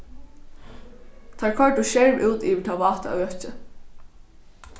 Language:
Faroese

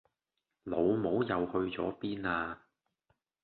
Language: Cantonese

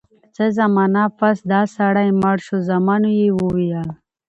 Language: Pashto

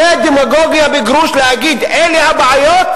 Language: Hebrew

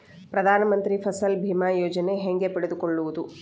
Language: Kannada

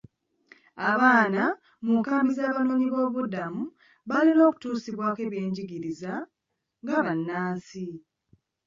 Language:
Ganda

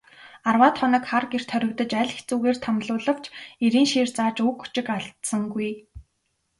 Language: Mongolian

